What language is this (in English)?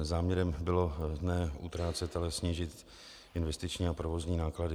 Czech